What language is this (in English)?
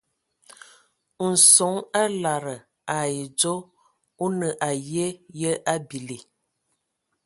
Ewondo